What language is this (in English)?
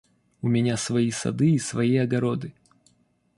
Russian